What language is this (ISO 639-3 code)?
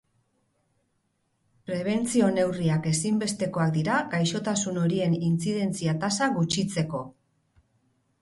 eus